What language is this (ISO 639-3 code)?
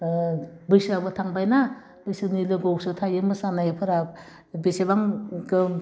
brx